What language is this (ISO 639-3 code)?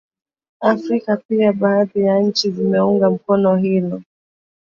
swa